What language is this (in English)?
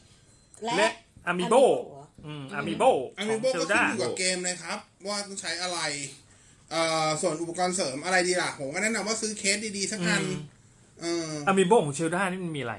Thai